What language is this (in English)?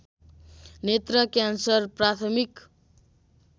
Nepali